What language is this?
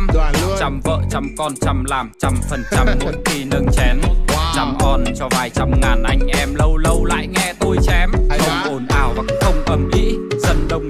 Vietnamese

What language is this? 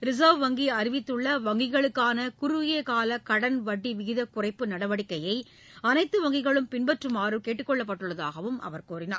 Tamil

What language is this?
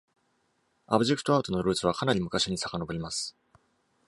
Japanese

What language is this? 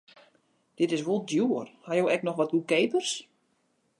Western Frisian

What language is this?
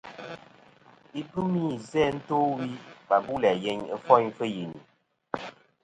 Kom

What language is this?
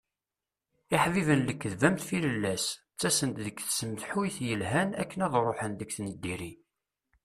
Kabyle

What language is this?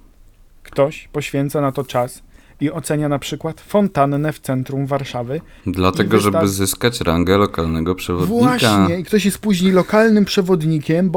Polish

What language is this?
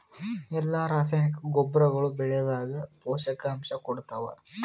Kannada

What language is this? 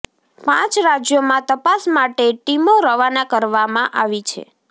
Gujarati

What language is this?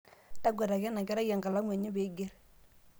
Masai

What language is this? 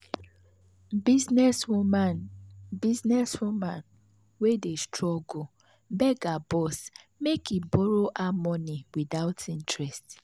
Nigerian Pidgin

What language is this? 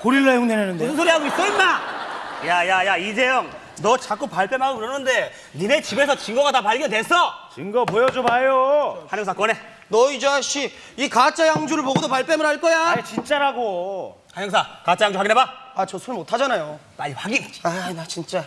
Korean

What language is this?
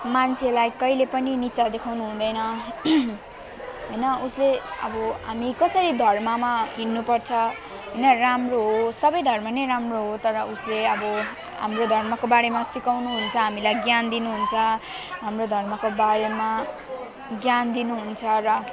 Nepali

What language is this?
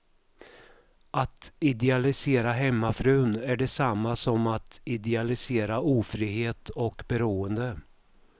Swedish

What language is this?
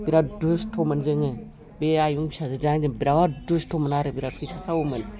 Bodo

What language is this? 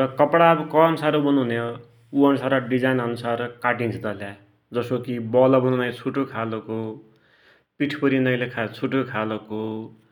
Dotyali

